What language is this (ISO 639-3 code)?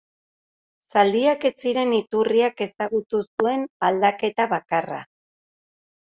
eus